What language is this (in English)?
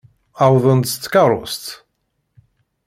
Kabyle